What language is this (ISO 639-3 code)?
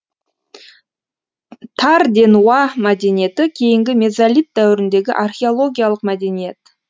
kaz